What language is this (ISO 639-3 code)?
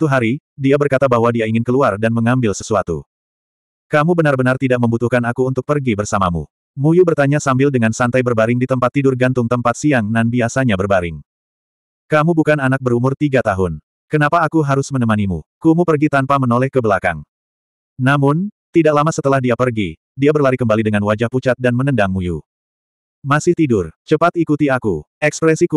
ind